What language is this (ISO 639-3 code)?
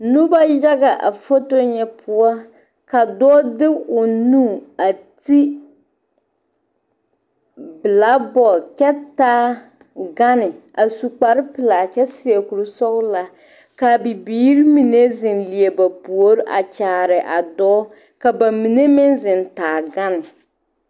dga